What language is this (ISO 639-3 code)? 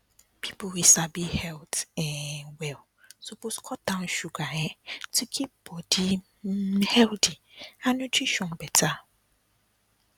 pcm